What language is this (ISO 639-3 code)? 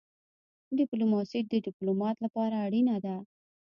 pus